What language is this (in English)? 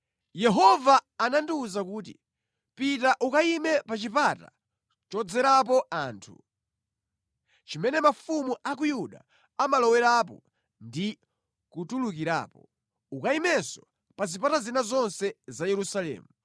Nyanja